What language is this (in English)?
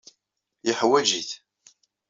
Kabyle